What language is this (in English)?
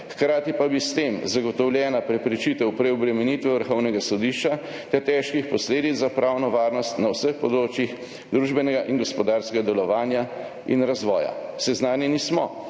Slovenian